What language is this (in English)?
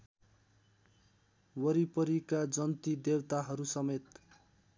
Nepali